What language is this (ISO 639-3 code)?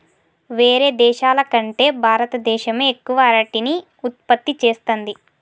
tel